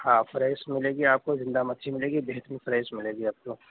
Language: Urdu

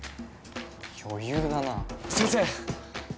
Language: Japanese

